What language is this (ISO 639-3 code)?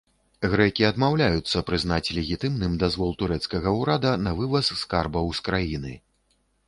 bel